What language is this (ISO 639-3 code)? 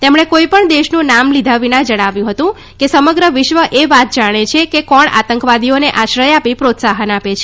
guj